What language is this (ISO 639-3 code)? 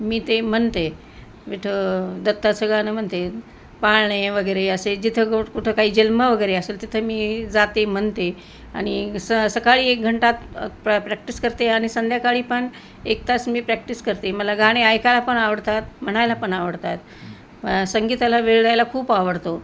mar